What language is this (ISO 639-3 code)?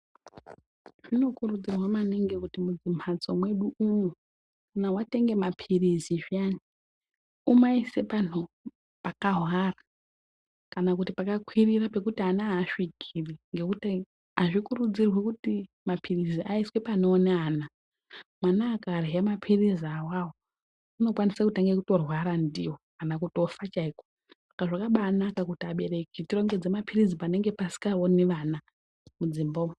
ndc